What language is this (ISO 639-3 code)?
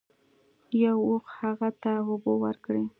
pus